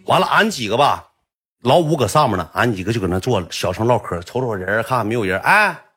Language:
Chinese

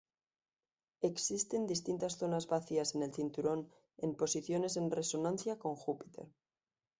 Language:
Spanish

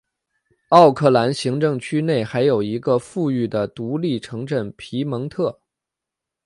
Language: Chinese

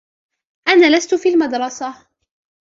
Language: Arabic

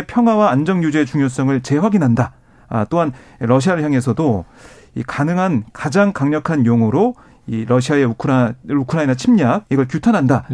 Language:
Korean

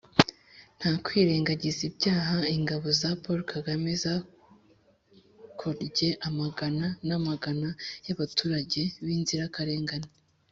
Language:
Kinyarwanda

